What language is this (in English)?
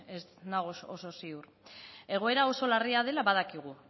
Basque